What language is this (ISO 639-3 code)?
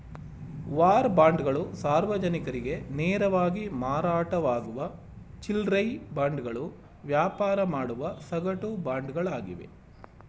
kan